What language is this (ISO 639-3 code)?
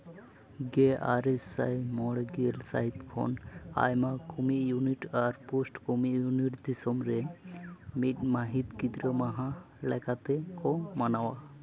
sat